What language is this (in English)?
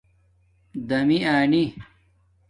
Domaaki